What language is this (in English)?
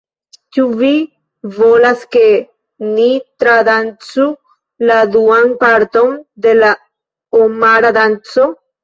Esperanto